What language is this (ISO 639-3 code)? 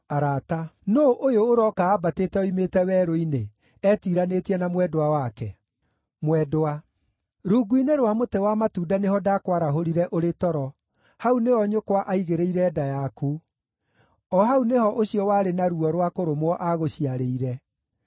kik